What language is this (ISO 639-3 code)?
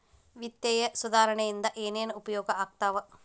kan